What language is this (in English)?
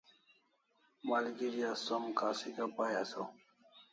Kalasha